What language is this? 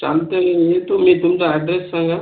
Marathi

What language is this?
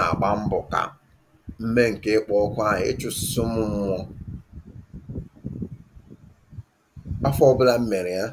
Igbo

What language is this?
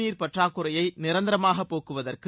Tamil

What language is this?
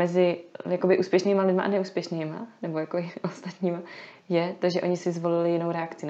Czech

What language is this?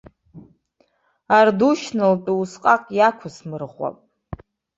Abkhazian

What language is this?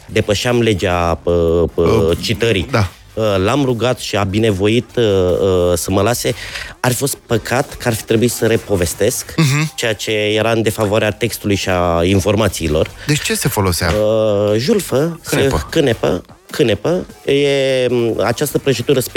Romanian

